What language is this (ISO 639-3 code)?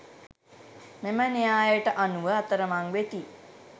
sin